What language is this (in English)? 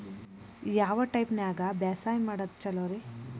Kannada